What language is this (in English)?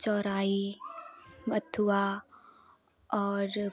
Hindi